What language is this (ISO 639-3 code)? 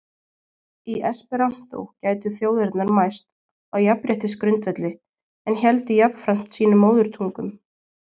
isl